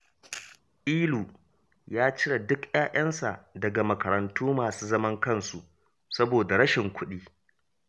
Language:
Hausa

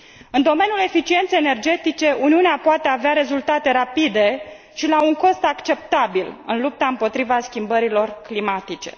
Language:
Romanian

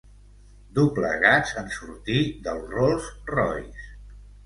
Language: Catalan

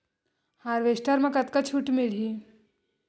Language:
Chhattisgarhi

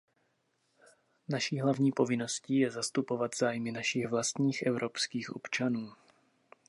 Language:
Czech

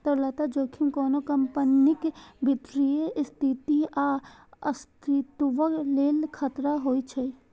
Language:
Maithili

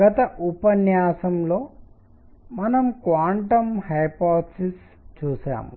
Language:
Telugu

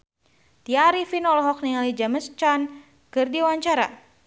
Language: Sundanese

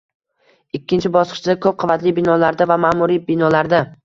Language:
Uzbek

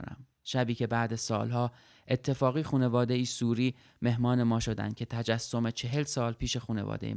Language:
Persian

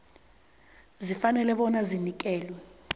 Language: South Ndebele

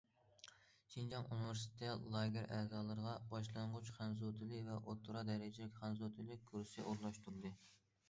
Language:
Uyghur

